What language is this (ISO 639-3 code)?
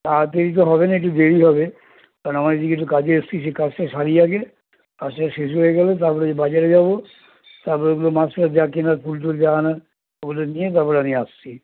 ben